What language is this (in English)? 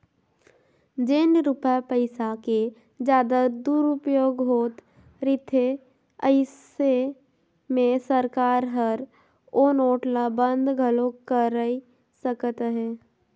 Chhattisgarhi